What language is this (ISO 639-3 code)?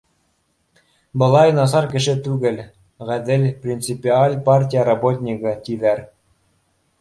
bak